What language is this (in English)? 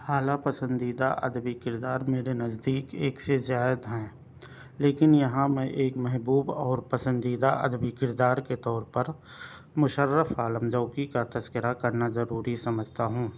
Urdu